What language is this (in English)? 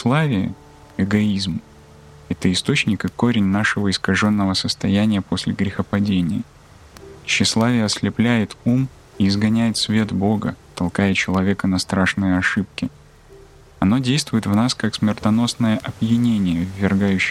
Russian